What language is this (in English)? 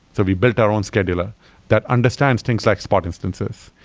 English